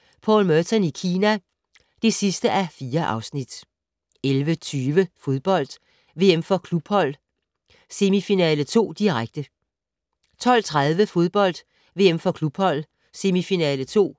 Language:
Danish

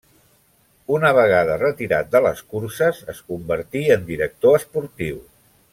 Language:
Catalan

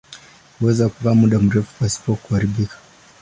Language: Swahili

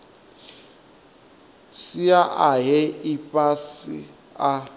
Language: Venda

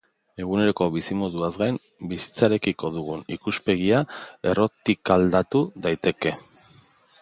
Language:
Basque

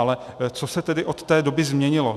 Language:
Czech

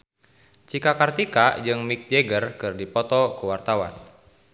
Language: Sundanese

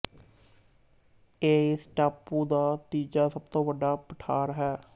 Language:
Punjabi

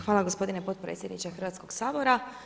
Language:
Croatian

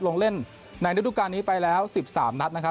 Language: Thai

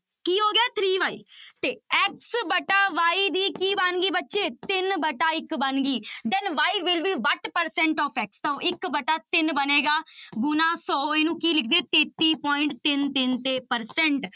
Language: Punjabi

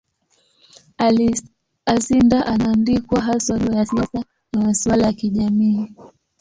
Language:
Swahili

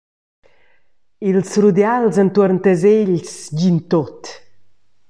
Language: Romansh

